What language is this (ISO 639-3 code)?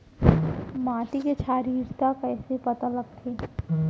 hne